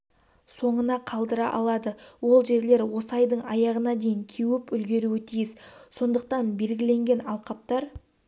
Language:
Kazakh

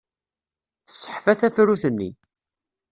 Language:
Kabyle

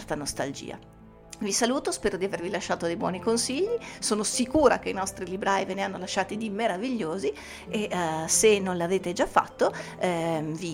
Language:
Italian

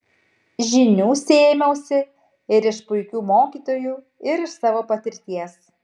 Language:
Lithuanian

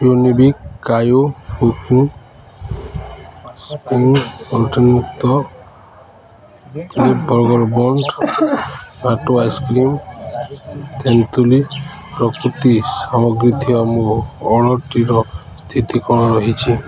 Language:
Odia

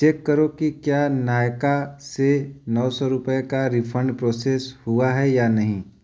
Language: Hindi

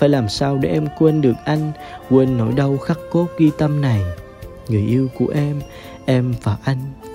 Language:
Vietnamese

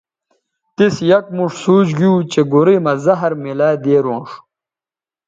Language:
Bateri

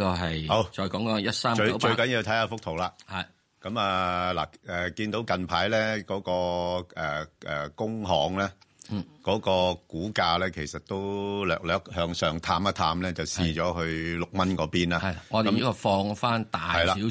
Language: Chinese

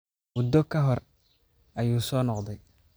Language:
Somali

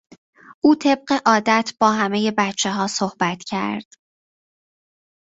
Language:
Persian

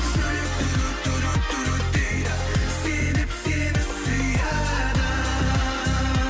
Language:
Kazakh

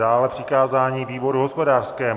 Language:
Czech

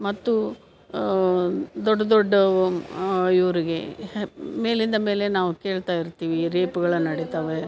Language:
Kannada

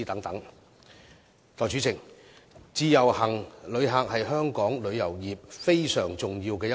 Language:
Cantonese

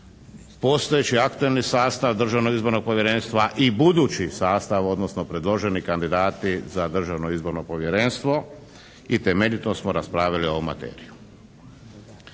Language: Croatian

